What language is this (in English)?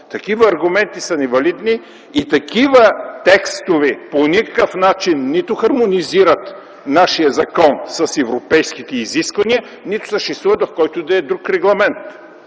Bulgarian